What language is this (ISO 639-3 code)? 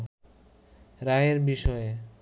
ben